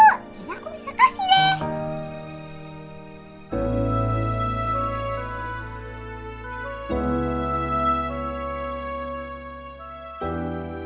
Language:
Indonesian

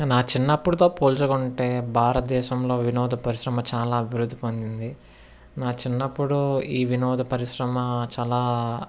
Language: Telugu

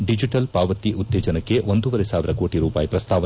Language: Kannada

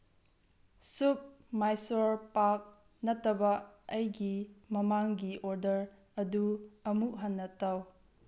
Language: Manipuri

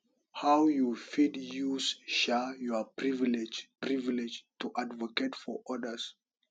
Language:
Nigerian Pidgin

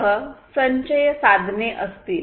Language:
Marathi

